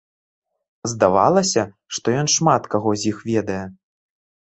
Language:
Belarusian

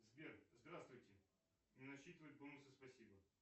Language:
Russian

